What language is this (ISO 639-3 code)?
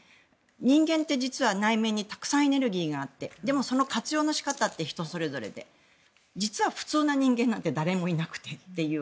jpn